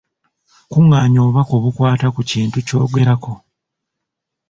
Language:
Ganda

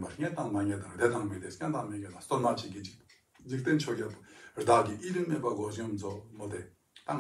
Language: Korean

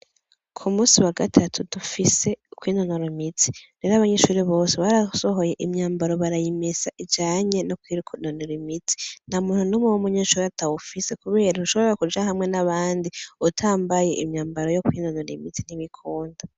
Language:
Rundi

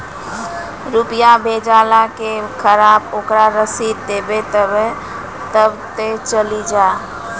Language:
Maithili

